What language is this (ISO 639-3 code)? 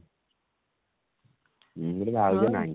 ori